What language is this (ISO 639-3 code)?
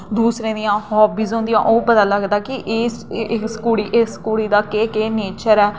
doi